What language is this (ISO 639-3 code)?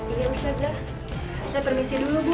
ind